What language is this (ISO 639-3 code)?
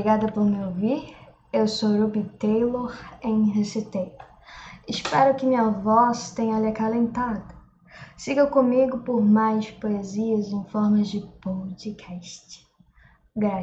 por